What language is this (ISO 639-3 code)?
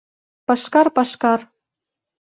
chm